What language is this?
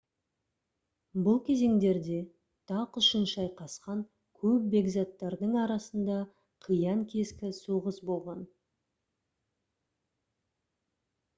Kazakh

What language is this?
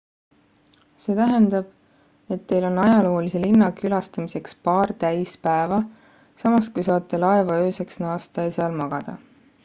Estonian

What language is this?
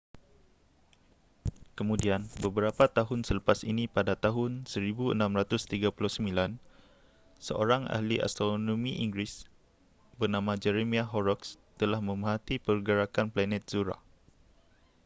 Malay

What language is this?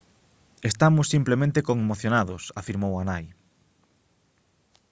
Galician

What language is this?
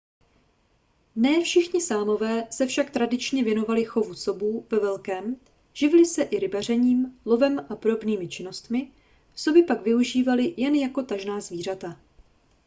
Czech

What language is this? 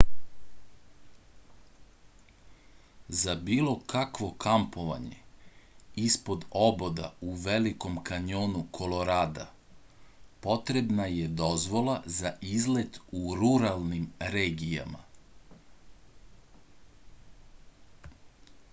Serbian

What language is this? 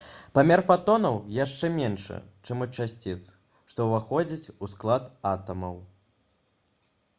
Belarusian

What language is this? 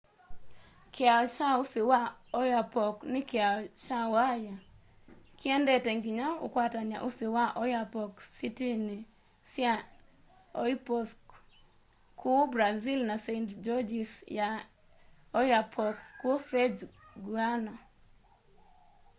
Kamba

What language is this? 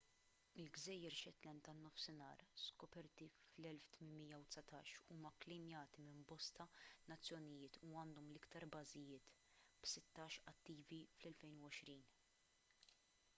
Maltese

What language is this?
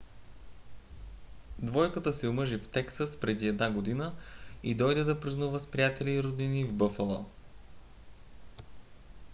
Bulgarian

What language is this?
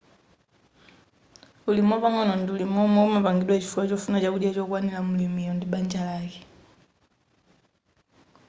Nyanja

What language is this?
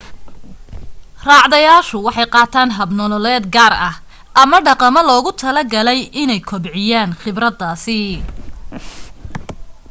Somali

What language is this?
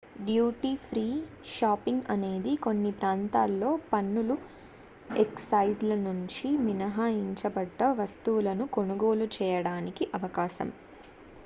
Telugu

